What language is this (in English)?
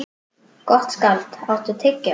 Icelandic